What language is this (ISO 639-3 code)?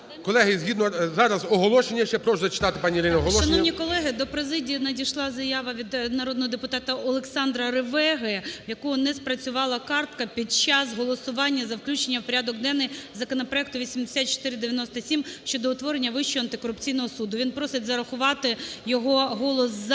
ukr